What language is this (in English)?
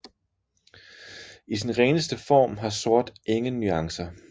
Danish